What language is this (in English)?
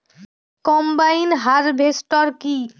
Bangla